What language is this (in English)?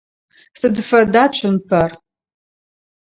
Adyghe